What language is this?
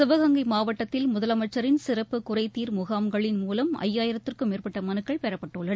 Tamil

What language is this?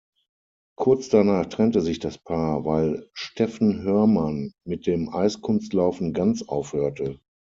German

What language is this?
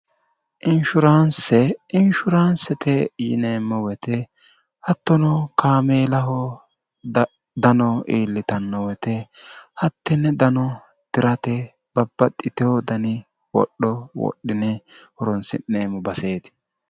Sidamo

